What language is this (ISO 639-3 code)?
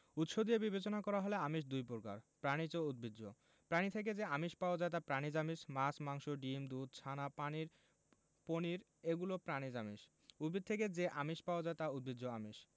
ben